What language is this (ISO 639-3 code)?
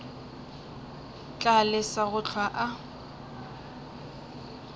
nso